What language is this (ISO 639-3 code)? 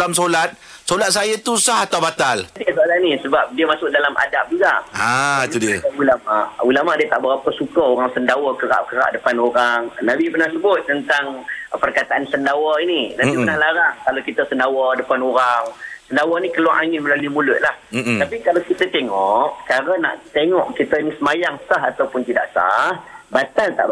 msa